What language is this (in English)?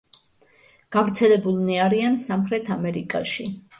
Georgian